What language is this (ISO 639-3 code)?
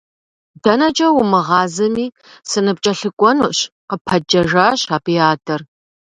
kbd